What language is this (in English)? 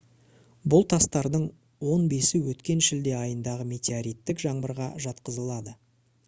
Kazakh